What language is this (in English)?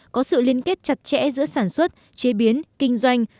Vietnamese